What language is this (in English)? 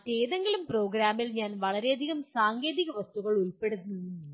Malayalam